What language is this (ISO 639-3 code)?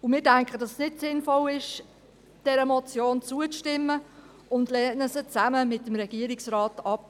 gsw